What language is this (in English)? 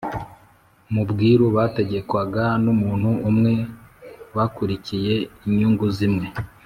Kinyarwanda